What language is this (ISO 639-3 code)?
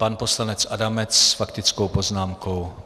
ces